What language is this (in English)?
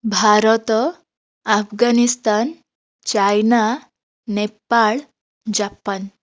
Odia